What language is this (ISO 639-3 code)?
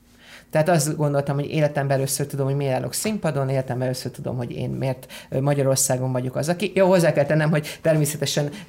hun